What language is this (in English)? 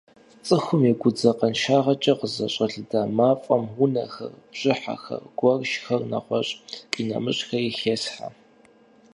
Kabardian